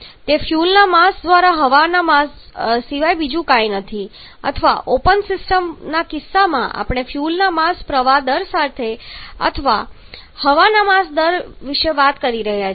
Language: Gujarati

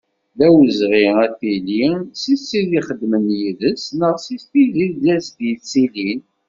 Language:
Kabyle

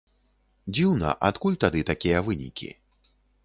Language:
Belarusian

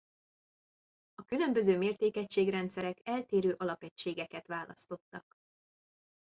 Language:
Hungarian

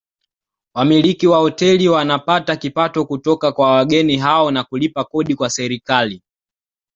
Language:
Swahili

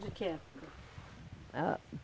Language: Portuguese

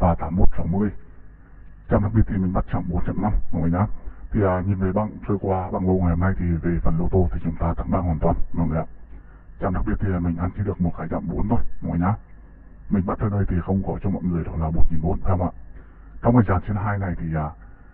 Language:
Vietnamese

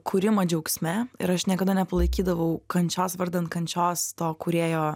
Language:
Lithuanian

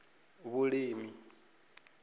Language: Venda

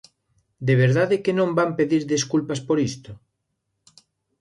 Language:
Galician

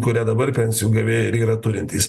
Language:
Lithuanian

